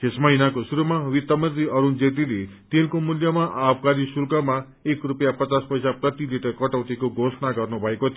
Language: Nepali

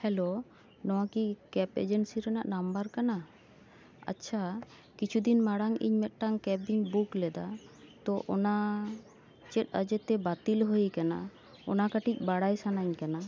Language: Santali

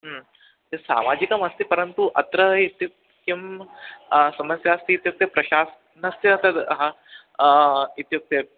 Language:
Sanskrit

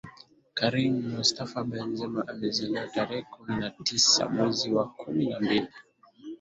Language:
Swahili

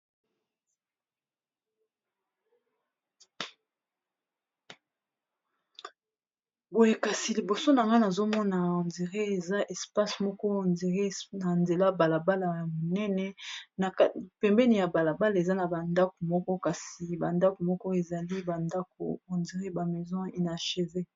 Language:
Lingala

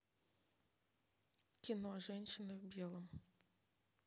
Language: Russian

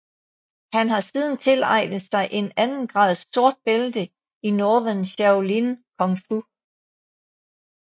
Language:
Danish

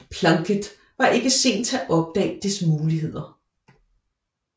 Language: Danish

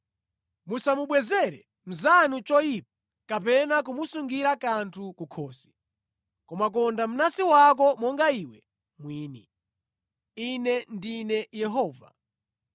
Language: Nyanja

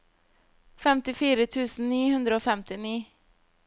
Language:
Norwegian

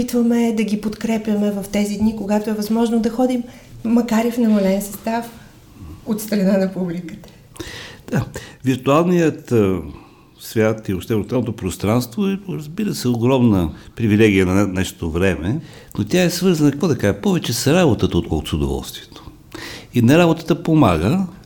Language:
Bulgarian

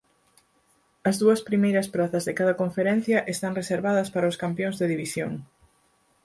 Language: Galician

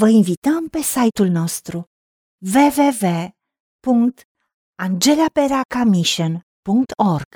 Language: Romanian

